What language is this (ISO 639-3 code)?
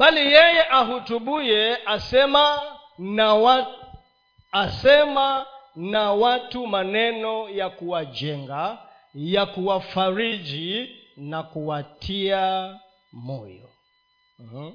swa